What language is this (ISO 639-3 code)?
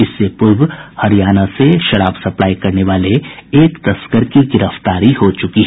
hin